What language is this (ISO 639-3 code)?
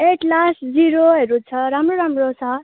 nep